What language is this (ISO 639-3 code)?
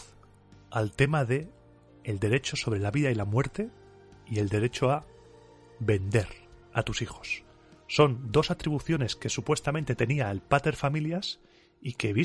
spa